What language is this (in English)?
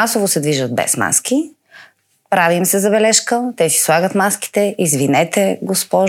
Bulgarian